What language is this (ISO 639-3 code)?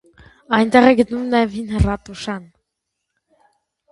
hye